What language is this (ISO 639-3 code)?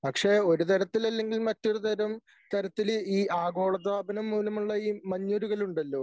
mal